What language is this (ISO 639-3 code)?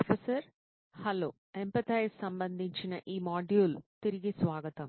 tel